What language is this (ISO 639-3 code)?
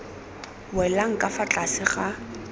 tsn